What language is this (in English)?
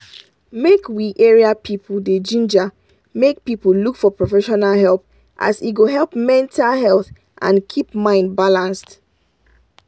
Nigerian Pidgin